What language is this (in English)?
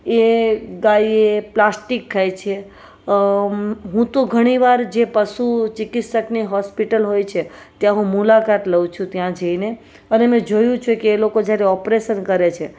Gujarati